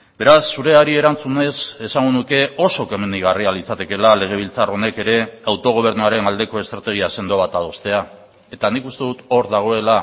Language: Basque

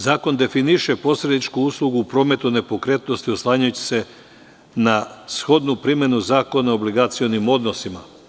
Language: Serbian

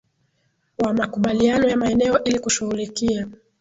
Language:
Swahili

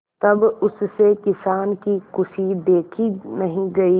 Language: Hindi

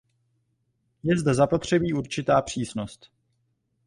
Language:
Czech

